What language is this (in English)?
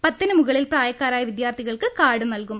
Malayalam